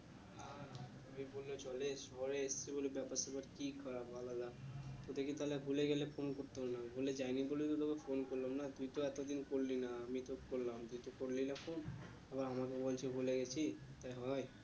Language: Bangla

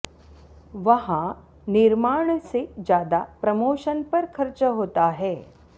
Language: Sanskrit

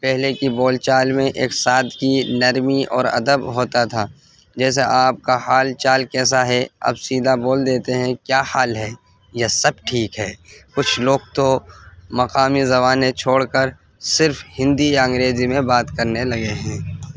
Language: Urdu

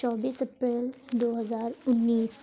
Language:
Urdu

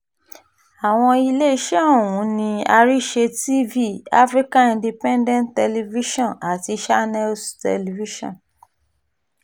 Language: Yoruba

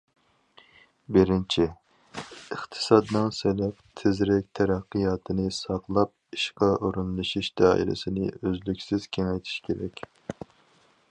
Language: Uyghur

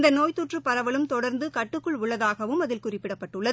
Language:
Tamil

